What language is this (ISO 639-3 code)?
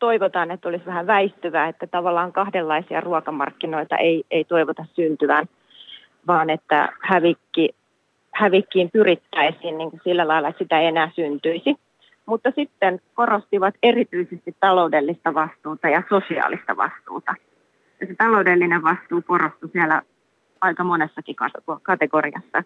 fin